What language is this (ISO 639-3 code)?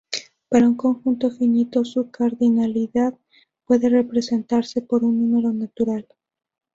spa